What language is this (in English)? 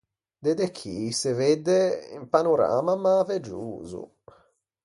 Ligurian